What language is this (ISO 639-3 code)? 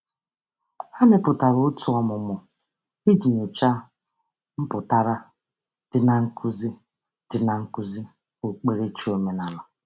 ibo